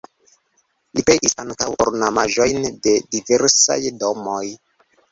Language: Esperanto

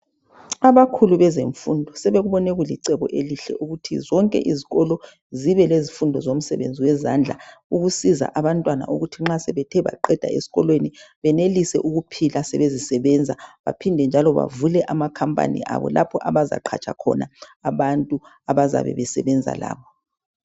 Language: North Ndebele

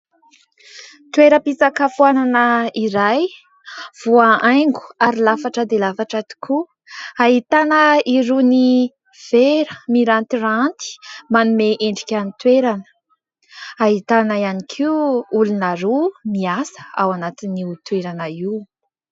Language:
Malagasy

